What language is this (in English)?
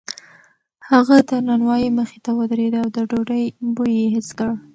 Pashto